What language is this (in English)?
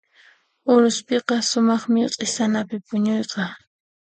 Puno Quechua